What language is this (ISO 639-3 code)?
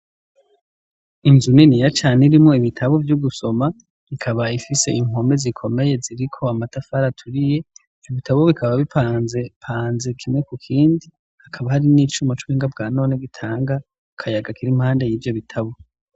run